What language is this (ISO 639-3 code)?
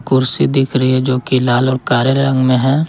hin